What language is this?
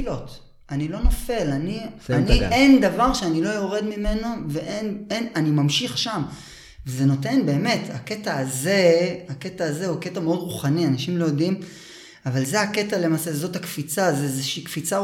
Hebrew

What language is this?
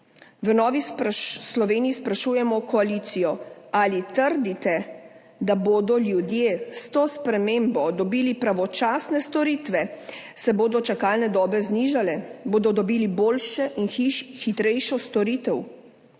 Slovenian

